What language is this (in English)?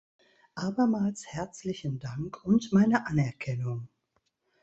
German